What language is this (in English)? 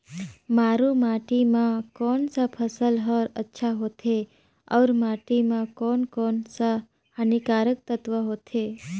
Chhattisgarhi